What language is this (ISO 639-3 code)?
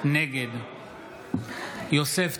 heb